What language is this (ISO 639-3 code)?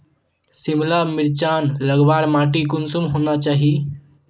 mag